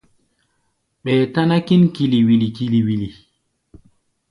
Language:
Gbaya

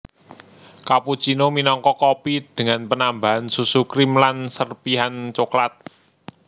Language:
Javanese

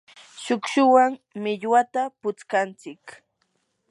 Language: Yanahuanca Pasco Quechua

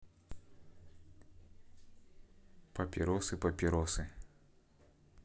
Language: Russian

